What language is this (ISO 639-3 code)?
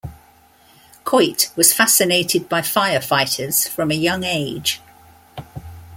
eng